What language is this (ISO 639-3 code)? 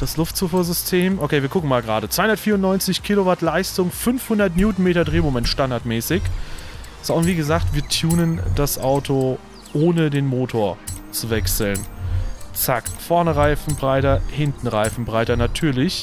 deu